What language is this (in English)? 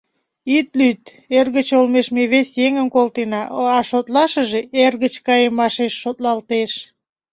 Mari